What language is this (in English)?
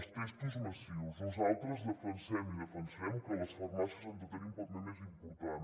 Catalan